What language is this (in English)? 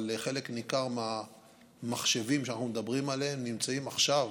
Hebrew